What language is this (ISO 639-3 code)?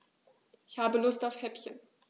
deu